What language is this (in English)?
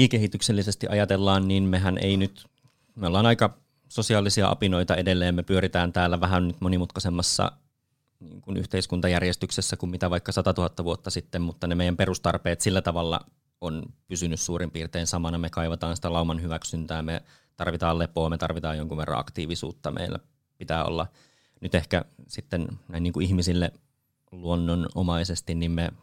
Finnish